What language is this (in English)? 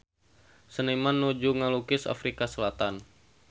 Sundanese